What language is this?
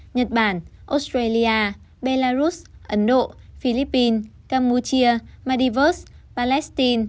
Vietnamese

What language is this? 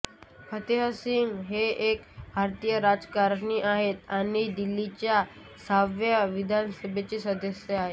Marathi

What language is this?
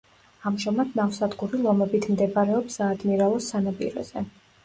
Georgian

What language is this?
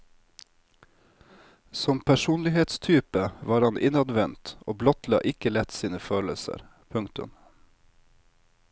Norwegian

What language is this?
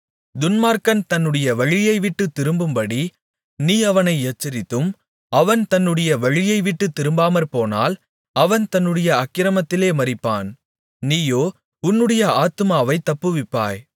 Tamil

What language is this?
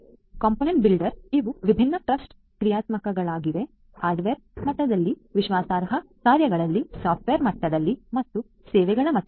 Kannada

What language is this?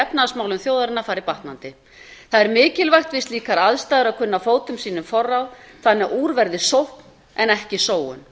Icelandic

